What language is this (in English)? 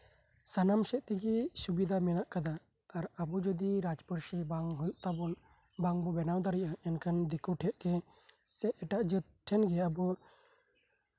Santali